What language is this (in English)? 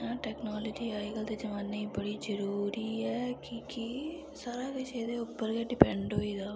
Dogri